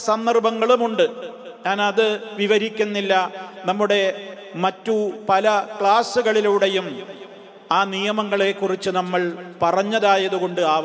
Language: Arabic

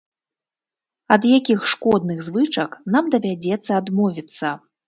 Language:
Belarusian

